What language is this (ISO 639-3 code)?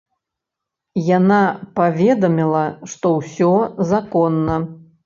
bel